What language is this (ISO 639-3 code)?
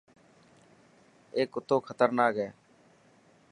mki